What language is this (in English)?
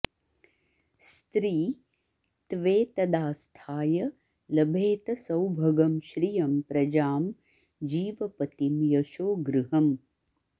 Sanskrit